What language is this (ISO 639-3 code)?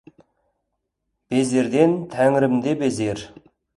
kaz